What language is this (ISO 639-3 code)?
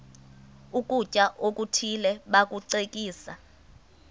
xho